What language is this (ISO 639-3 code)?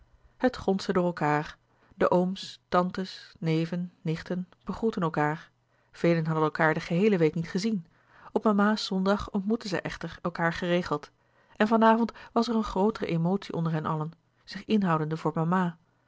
nld